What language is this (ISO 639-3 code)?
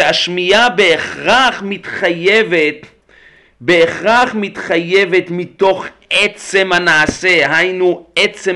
heb